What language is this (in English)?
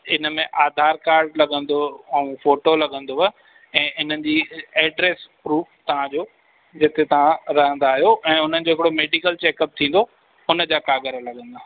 Sindhi